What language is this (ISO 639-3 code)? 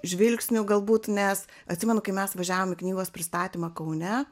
lit